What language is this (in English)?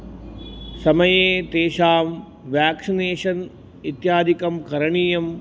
Sanskrit